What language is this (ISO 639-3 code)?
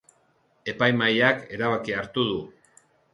eus